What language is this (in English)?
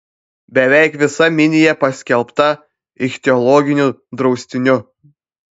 Lithuanian